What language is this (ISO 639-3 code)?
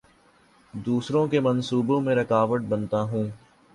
urd